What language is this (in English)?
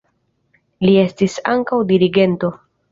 Esperanto